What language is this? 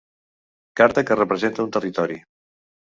Catalan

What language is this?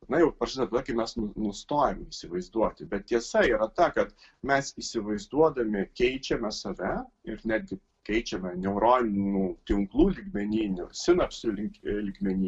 Lithuanian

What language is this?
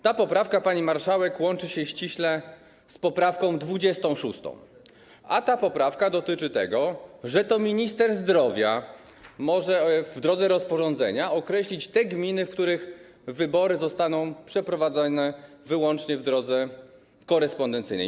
Polish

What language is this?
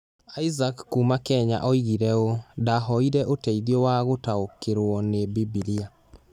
Kikuyu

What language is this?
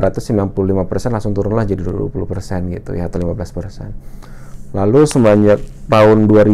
Indonesian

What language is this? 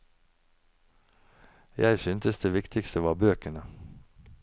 Norwegian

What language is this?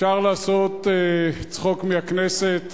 Hebrew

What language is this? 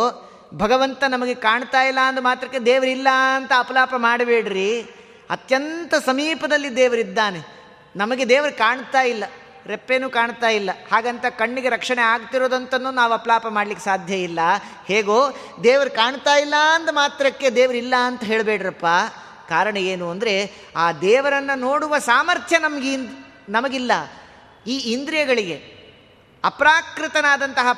Kannada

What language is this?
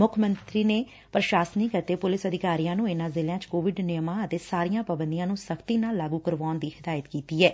Punjabi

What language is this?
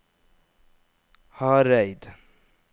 Norwegian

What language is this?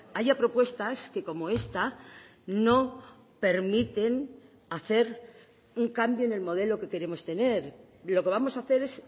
Spanish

